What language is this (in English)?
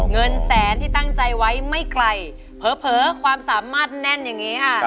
Thai